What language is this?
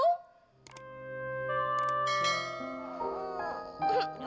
Indonesian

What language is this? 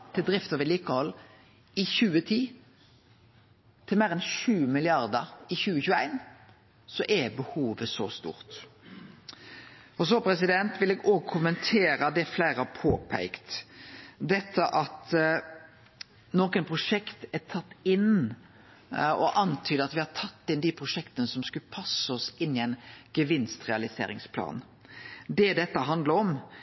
Norwegian Nynorsk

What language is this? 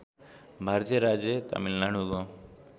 Nepali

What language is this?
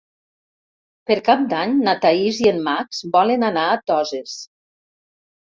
Catalan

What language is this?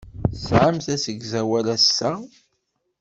Kabyle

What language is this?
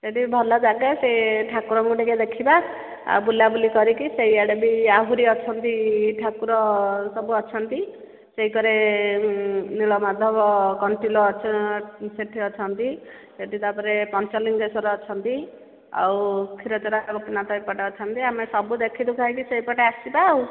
Odia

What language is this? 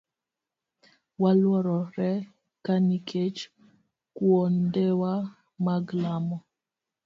Luo (Kenya and Tanzania)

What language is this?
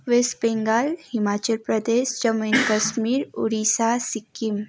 Nepali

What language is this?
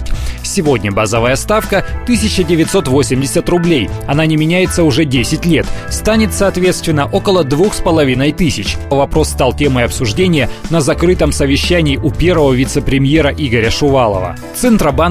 Russian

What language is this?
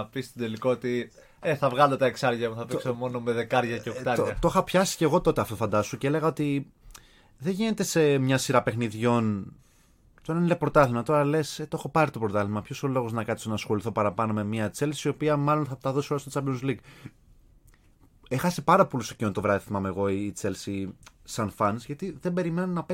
Greek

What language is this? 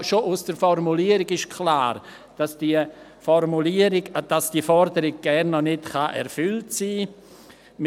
Swiss German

